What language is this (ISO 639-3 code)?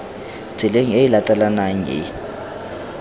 tsn